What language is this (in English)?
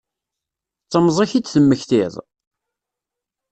Kabyle